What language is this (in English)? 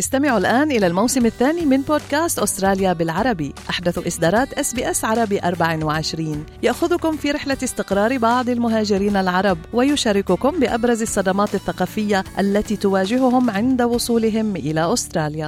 Arabic